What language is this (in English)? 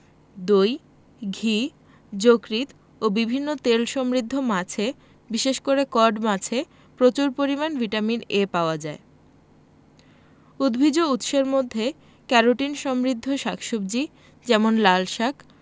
Bangla